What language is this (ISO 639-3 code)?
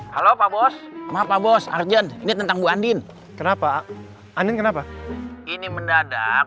ind